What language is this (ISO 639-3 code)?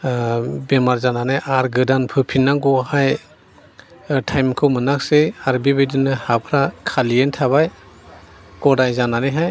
brx